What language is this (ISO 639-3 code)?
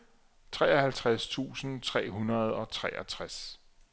dan